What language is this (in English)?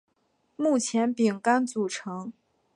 Chinese